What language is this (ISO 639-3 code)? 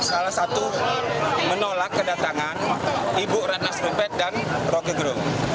ind